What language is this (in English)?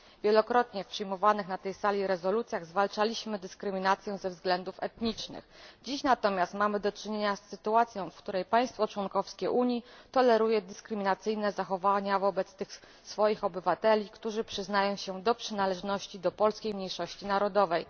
Polish